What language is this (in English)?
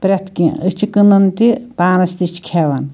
Kashmiri